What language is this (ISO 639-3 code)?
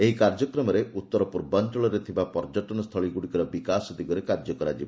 ori